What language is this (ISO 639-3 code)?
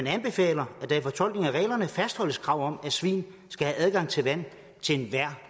dan